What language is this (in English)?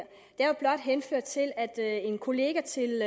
Danish